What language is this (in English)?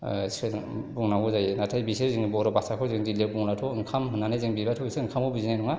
Bodo